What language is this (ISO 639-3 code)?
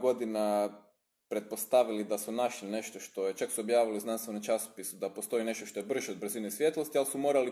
hrv